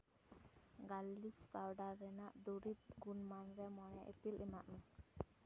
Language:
Santali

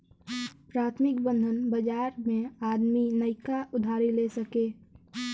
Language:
Bhojpuri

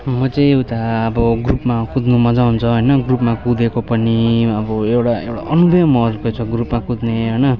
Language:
Nepali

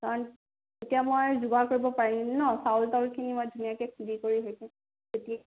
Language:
Assamese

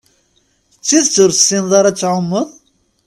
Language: Kabyle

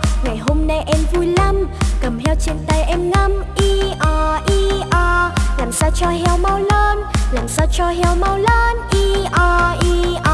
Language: Vietnamese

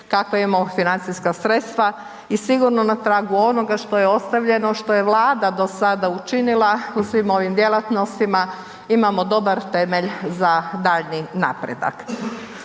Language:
Croatian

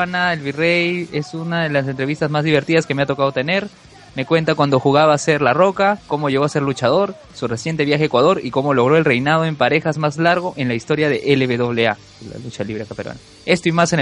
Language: Spanish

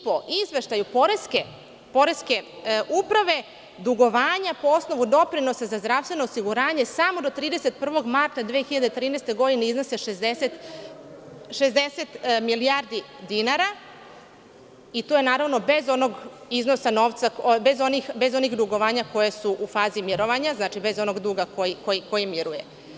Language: Serbian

